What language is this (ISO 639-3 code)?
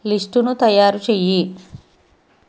tel